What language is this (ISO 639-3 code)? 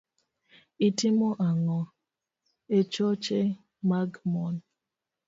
luo